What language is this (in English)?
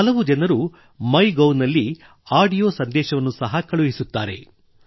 Kannada